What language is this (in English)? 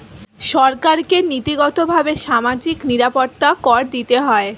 Bangla